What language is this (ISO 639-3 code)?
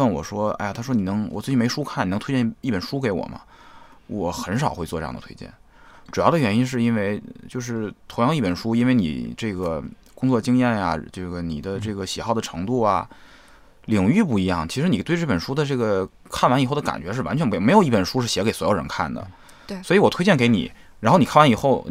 zho